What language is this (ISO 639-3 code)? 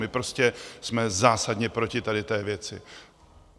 ces